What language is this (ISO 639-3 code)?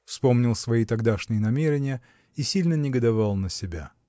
rus